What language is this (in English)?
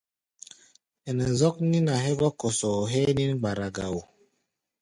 Gbaya